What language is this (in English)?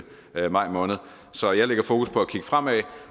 Danish